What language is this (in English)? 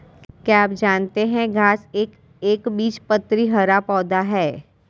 Hindi